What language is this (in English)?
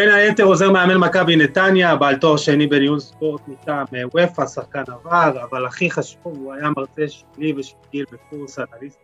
Hebrew